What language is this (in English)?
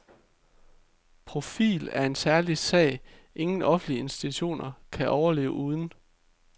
Danish